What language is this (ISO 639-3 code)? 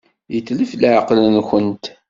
kab